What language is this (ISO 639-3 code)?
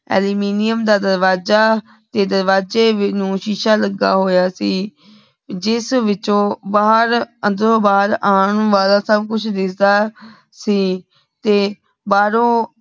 pan